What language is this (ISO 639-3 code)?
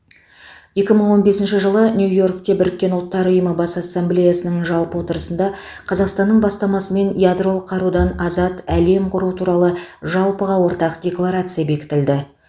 kaz